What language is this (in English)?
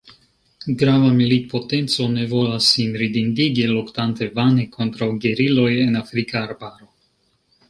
Esperanto